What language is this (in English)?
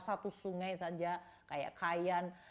Indonesian